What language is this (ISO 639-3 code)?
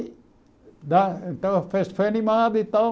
por